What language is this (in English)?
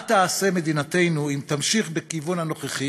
Hebrew